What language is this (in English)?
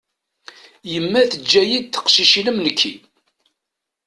Kabyle